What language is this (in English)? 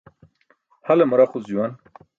Burushaski